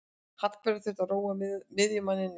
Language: Icelandic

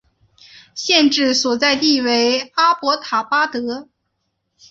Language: Chinese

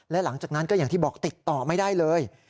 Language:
Thai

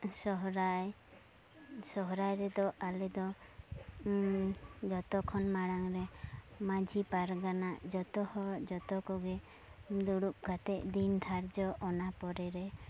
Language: Santali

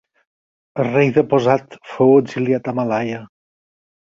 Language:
Catalan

